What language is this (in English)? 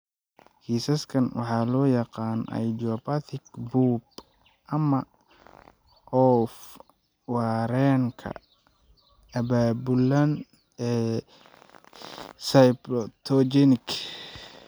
Somali